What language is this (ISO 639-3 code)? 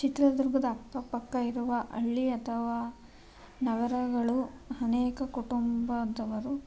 kan